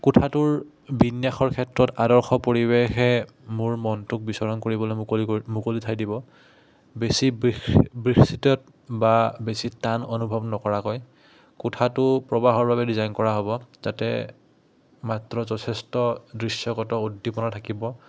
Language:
Assamese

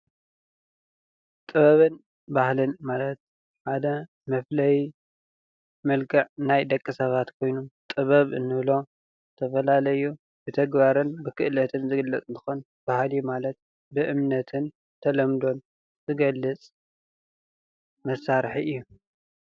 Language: Tigrinya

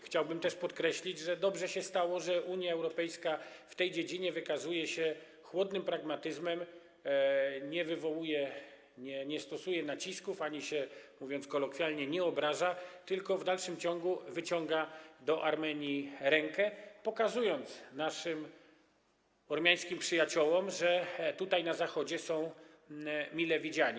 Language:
Polish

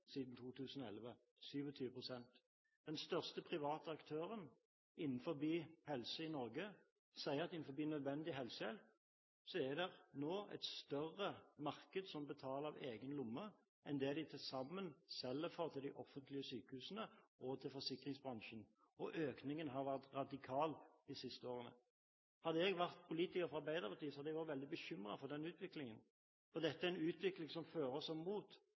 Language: Norwegian Bokmål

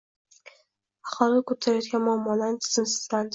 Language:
Uzbek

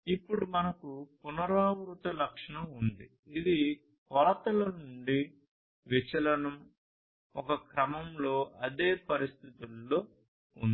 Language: Telugu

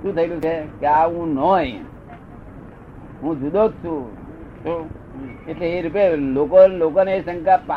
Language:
Gujarati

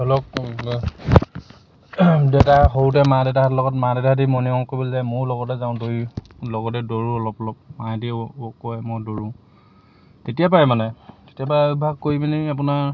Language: Assamese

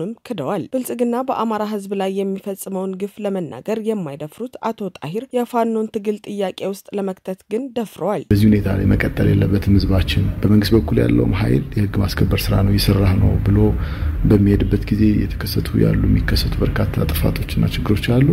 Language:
Arabic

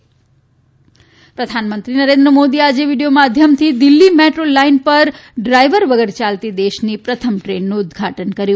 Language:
Gujarati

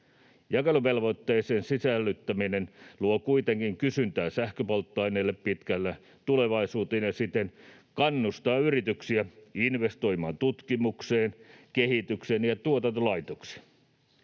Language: Finnish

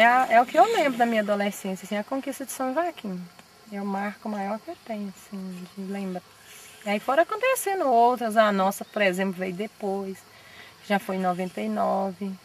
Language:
Portuguese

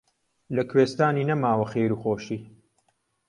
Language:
Central Kurdish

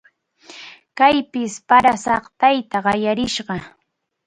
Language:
Arequipa-La Unión Quechua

